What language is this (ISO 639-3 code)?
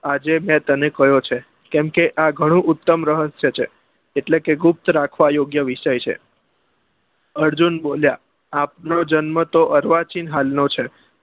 guj